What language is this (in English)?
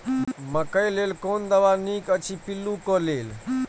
Maithili